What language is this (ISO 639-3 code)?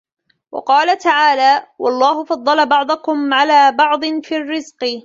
ara